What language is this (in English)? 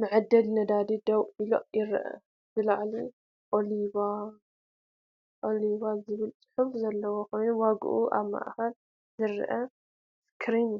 Tigrinya